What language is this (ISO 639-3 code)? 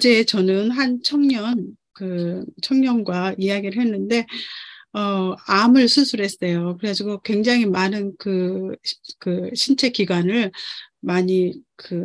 kor